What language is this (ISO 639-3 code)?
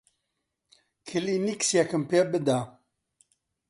ckb